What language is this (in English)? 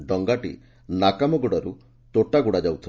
Odia